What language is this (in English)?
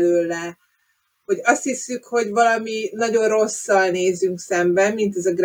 Hungarian